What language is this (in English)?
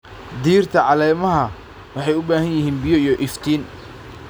Somali